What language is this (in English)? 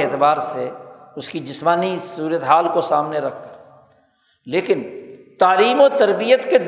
Urdu